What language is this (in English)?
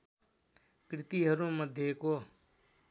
Nepali